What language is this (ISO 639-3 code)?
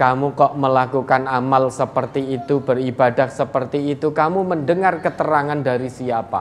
ind